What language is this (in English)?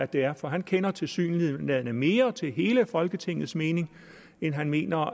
Danish